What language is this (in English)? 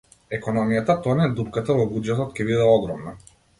Macedonian